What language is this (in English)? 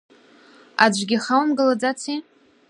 Abkhazian